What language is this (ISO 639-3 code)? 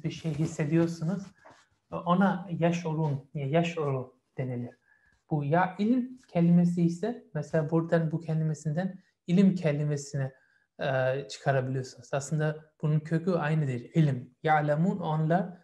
tur